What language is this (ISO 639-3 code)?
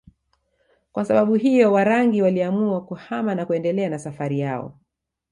swa